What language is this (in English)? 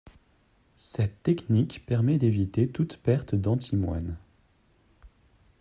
French